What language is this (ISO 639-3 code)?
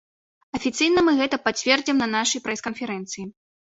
bel